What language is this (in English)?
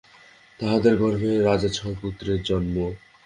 Bangla